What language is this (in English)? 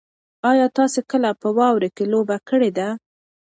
Pashto